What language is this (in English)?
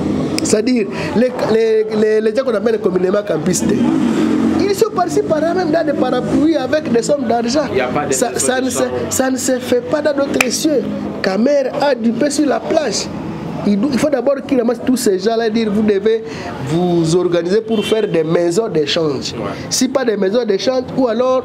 French